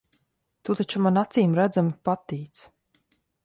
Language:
Latvian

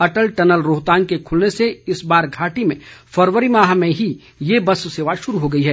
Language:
Hindi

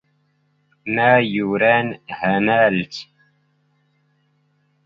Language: Standard Moroccan Tamazight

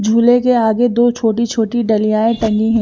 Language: Hindi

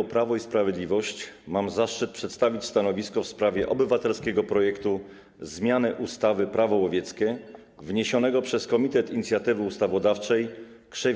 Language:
Polish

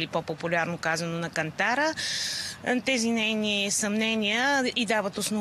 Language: Bulgarian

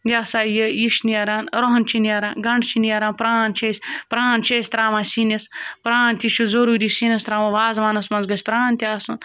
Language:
Kashmiri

